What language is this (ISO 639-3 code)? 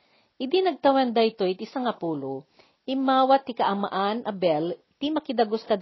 fil